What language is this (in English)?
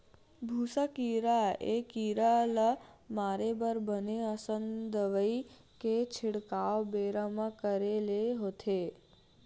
Chhattisgarhi